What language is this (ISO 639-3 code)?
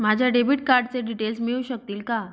mar